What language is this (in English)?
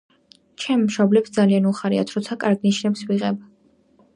Georgian